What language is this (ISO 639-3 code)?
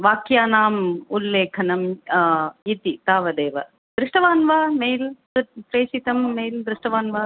san